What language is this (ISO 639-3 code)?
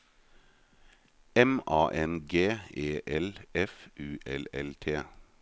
nor